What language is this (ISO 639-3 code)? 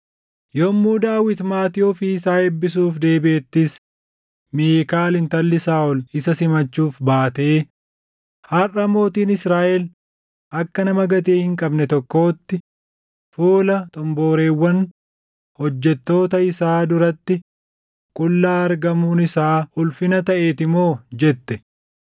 orm